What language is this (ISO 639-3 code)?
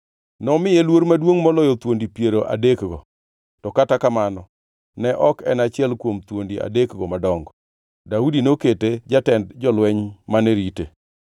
luo